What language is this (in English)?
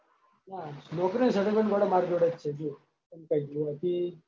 Gujarati